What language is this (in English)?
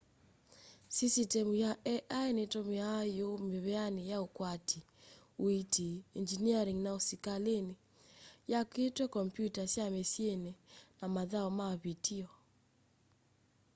Kamba